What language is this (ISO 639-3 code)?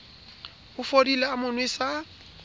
sot